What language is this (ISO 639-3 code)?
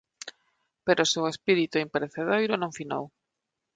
glg